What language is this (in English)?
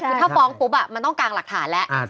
Thai